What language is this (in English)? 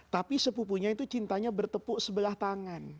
Indonesian